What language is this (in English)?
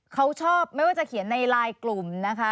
Thai